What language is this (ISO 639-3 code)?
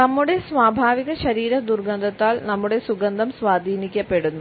mal